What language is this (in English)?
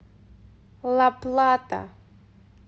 Russian